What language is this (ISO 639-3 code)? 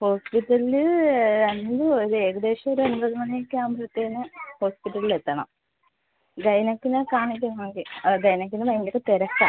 mal